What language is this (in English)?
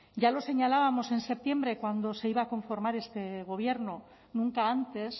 Spanish